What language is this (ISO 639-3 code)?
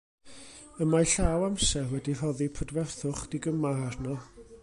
cym